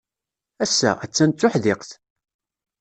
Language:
Kabyle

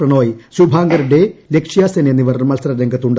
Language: Malayalam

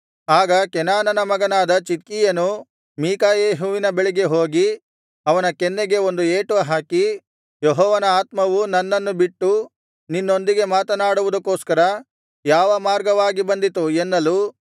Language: Kannada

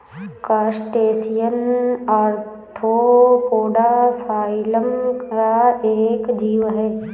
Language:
Hindi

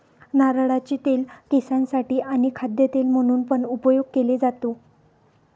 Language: Marathi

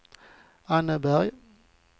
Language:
Swedish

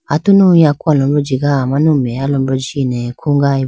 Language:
Idu-Mishmi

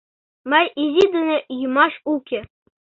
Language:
Mari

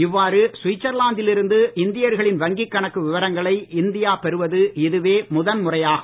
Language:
Tamil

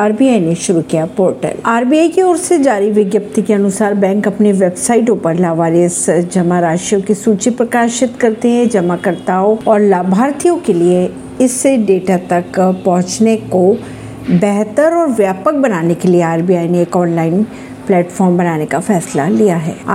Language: Hindi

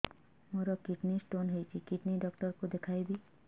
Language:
Odia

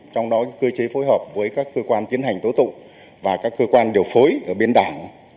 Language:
Vietnamese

